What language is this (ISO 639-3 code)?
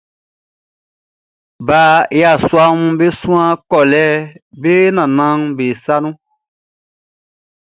bci